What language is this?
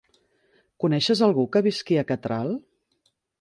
Catalan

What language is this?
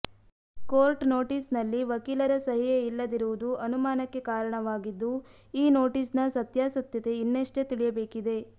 Kannada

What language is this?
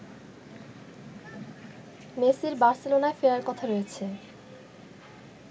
Bangla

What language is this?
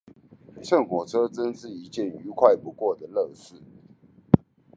Chinese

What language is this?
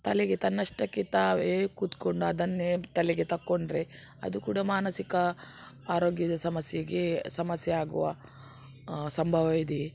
Kannada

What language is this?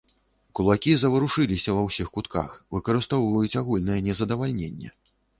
Belarusian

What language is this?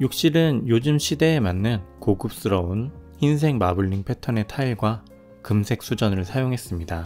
Korean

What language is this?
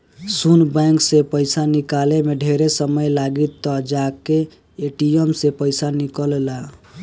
Bhojpuri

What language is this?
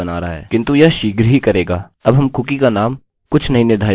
Hindi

